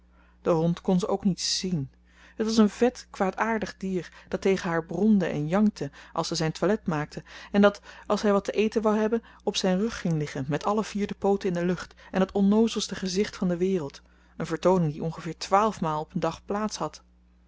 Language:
Dutch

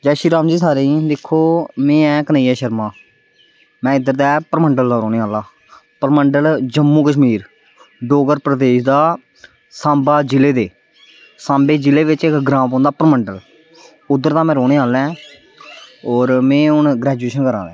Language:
Dogri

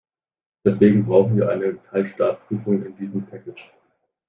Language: German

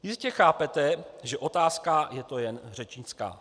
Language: Czech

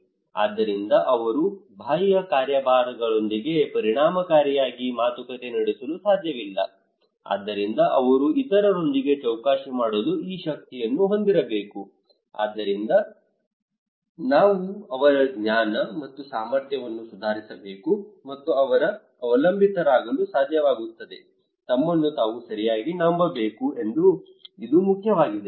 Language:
Kannada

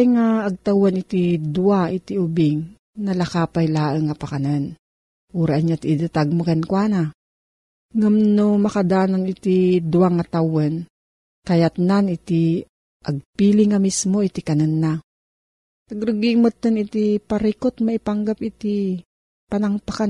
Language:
Filipino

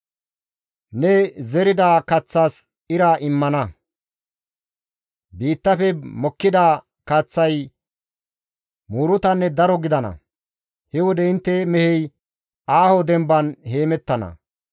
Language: Gamo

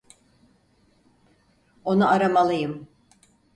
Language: Turkish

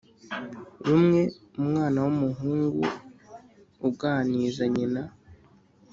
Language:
Kinyarwanda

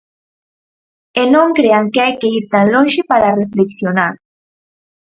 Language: Galician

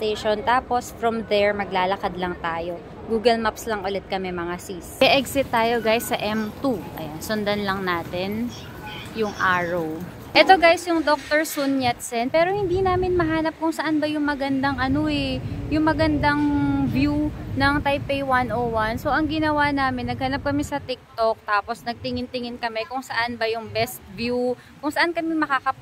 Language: Filipino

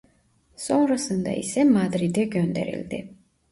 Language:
Turkish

